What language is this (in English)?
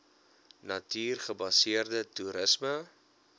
Afrikaans